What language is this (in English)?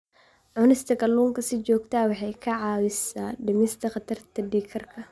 Somali